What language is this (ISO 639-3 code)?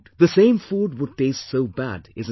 eng